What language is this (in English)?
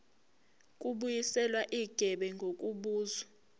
Zulu